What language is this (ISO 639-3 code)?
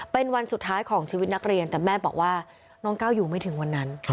tha